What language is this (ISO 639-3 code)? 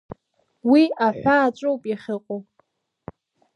abk